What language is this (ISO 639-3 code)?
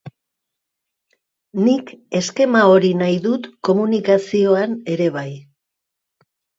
eus